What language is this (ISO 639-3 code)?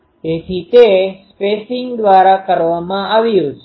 guj